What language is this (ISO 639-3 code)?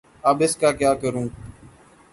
urd